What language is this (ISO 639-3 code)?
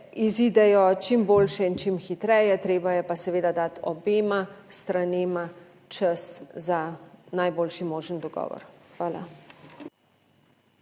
slv